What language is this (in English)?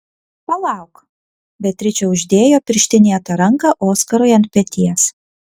Lithuanian